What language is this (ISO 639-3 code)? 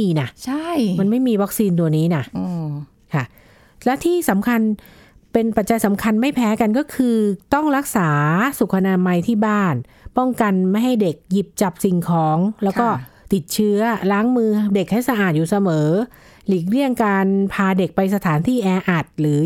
tha